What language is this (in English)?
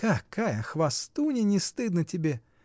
Russian